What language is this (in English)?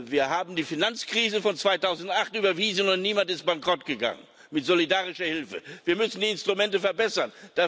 German